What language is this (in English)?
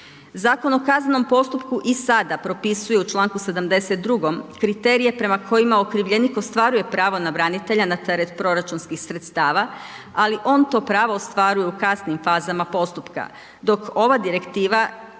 Croatian